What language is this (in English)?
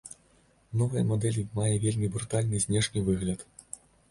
Belarusian